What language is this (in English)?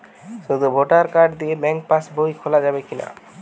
Bangla